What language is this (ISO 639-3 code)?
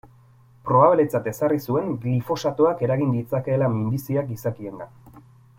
eus